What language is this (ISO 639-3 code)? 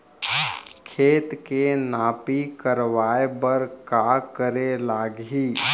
hne